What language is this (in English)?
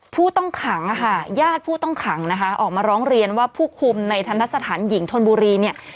Thai